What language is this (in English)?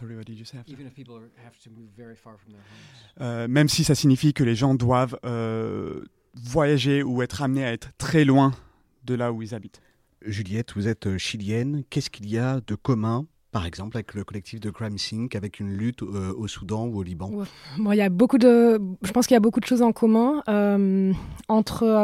French